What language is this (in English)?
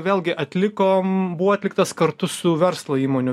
Lithuanian